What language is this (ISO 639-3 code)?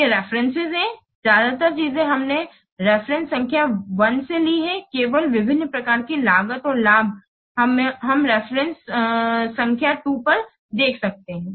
hin